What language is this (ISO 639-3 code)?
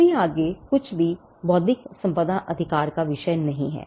hin